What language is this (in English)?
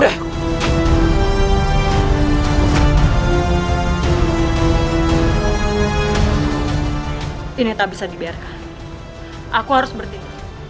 Indonesian